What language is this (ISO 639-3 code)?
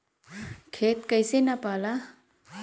bho